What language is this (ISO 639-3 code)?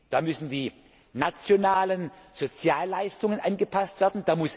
deu